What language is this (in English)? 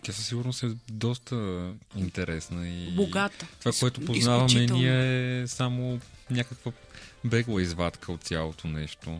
Bulgarian